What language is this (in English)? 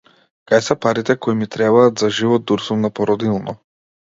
Macedonian